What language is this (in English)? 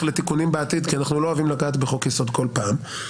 Hebrew